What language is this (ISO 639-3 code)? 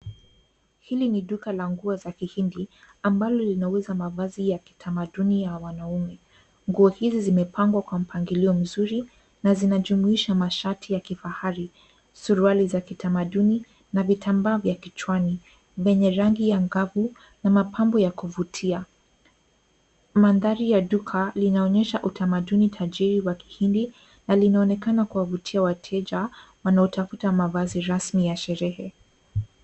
swa